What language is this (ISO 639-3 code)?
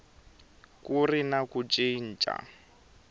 tso